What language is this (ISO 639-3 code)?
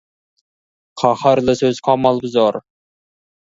kaz